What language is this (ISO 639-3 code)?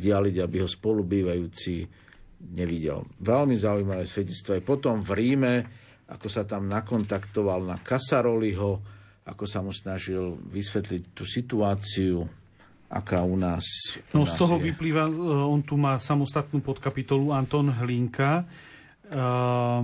slk